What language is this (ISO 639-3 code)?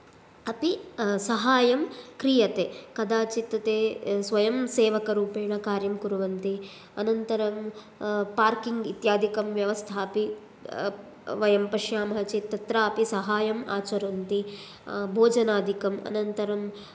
san